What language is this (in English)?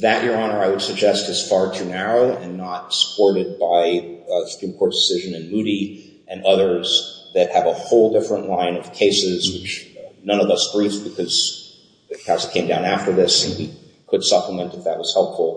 English